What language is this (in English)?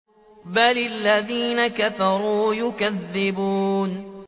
Arabic